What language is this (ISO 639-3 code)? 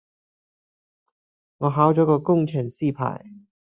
yue